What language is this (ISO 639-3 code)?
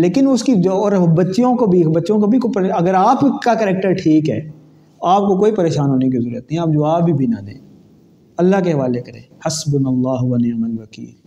urd